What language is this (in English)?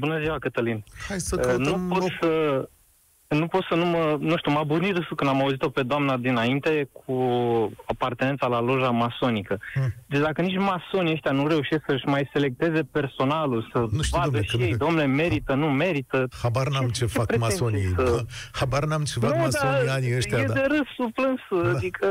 Romanian